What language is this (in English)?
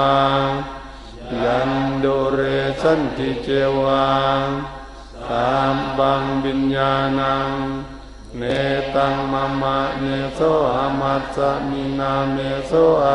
Thai